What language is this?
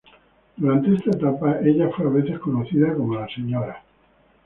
Spanish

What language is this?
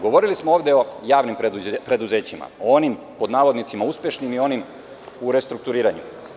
Serbian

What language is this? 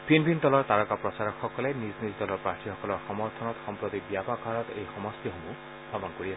Assamese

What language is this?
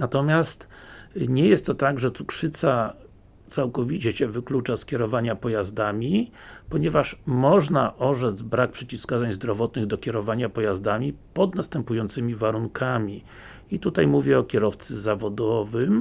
Polish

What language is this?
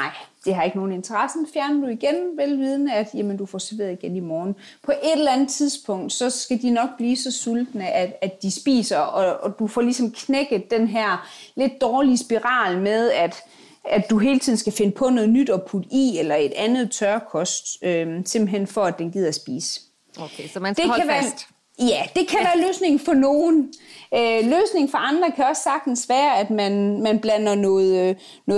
Danish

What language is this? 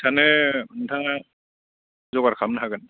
Bodo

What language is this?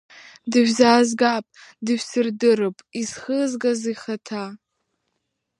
Abkhazian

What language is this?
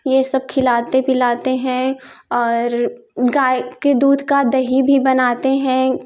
Hindi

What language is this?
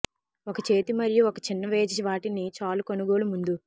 Telugu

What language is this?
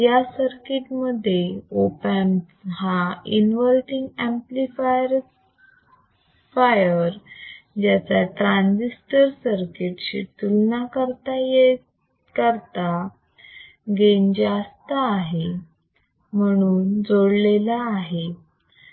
Marathi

